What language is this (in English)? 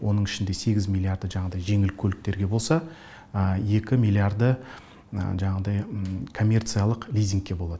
Kazakh